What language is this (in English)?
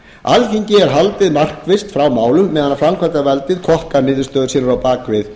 Icelandic